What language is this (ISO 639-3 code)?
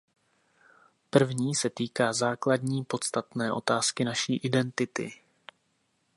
ces